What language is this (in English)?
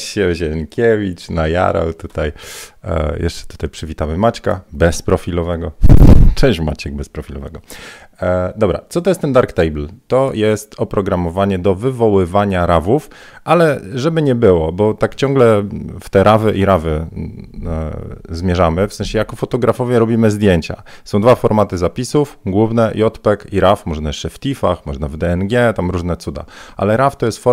Polish